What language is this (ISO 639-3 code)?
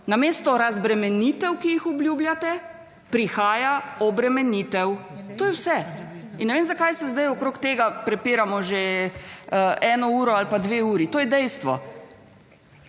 slv